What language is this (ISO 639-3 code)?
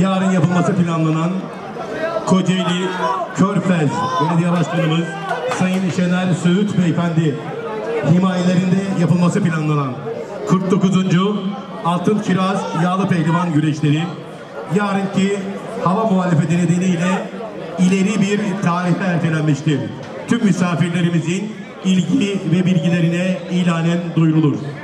tur